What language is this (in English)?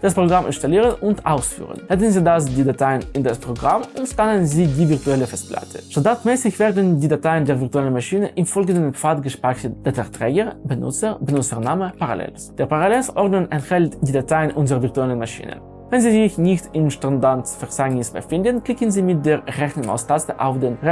German